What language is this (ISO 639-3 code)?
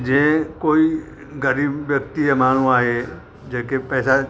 snd